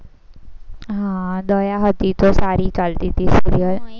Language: Gujarati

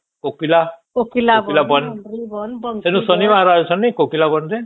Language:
Odia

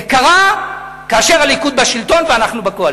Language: Hebrew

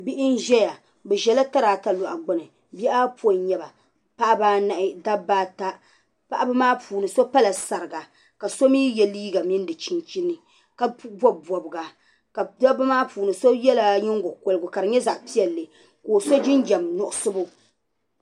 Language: Dagbani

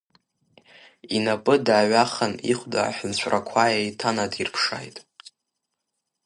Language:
Abkhazian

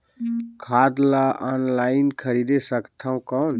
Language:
Chhattisgarhi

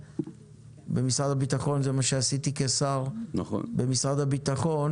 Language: Hebrew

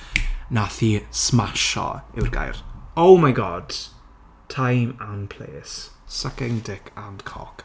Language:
Welsh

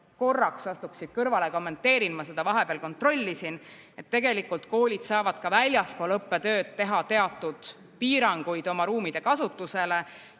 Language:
Estonian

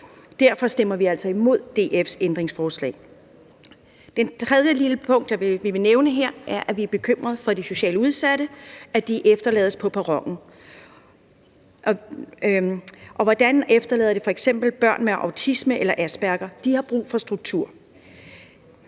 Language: Danish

